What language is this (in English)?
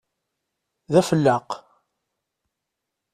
Kabyle